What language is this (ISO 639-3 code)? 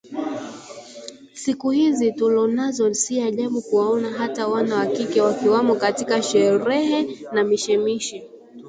swa